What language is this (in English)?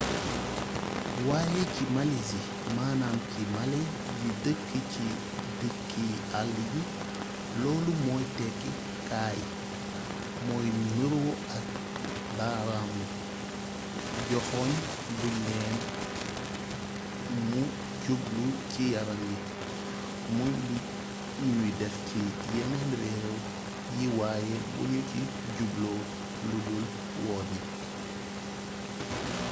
Wolof